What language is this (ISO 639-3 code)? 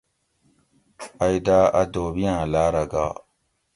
gwc